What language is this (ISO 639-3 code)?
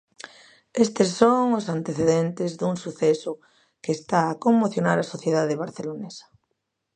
glg